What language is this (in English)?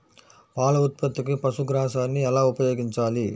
Telugu